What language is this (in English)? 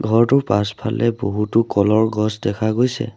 Assamese